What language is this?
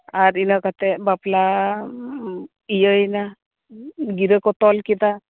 Santali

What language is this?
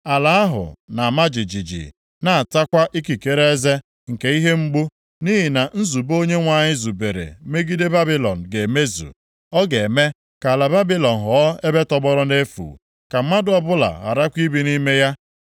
Igbo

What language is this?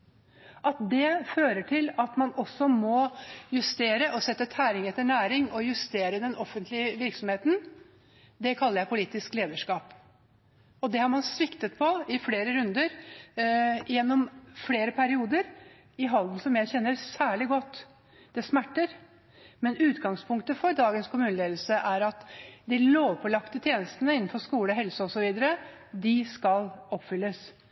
Norwegian Bokmål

